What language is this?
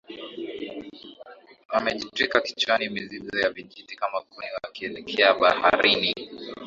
Swahili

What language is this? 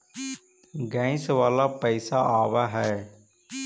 Magahi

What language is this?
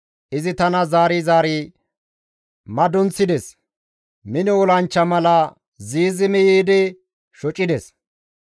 Gamo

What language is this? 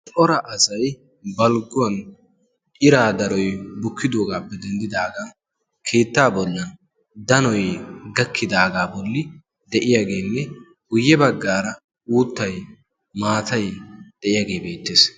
Wolaytta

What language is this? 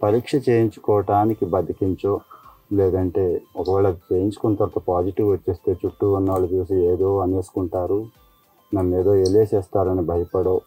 Telugu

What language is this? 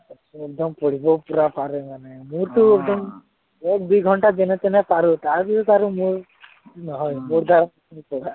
Assamese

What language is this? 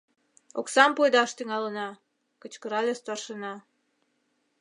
Mari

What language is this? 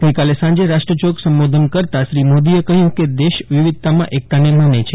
Gujarati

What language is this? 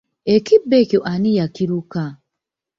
Ganda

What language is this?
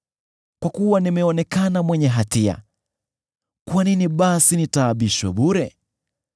Swahili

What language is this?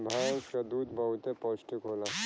Bhojpuri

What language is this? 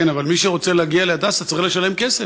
Hebrew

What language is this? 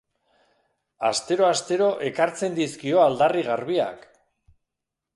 Basque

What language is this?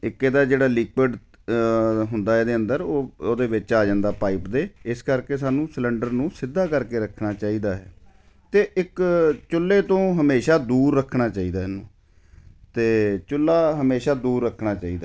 Punjabi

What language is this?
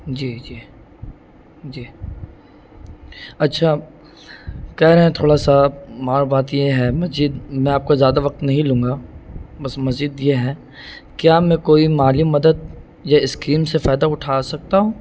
Urdu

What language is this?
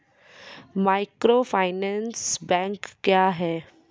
Maithili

